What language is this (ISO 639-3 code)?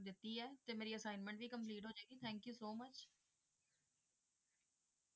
pan